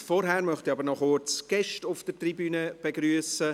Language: Swiss German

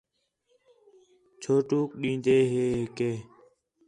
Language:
Khetrani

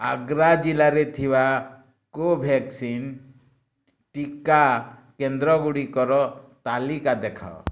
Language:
Odia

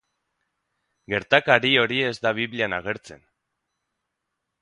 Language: Basque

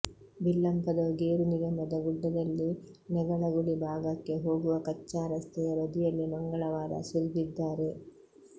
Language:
Kannada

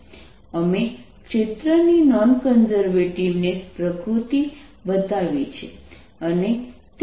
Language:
Gujarati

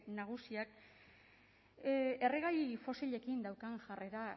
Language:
Basque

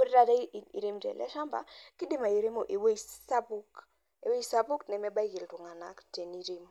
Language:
Masai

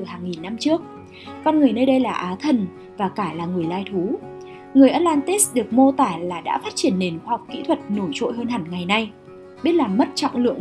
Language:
Vietnamese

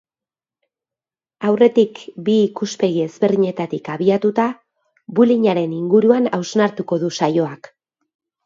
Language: Basque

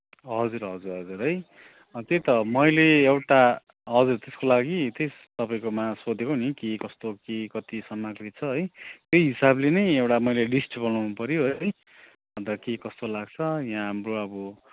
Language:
Nepali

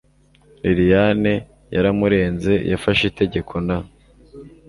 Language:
Kinyarwanda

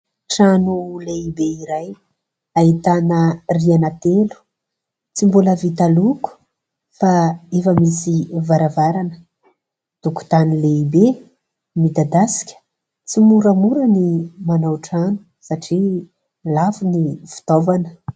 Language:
Malagasy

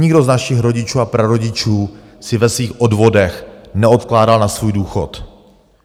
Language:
Czech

